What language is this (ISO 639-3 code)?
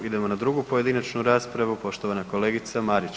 hrv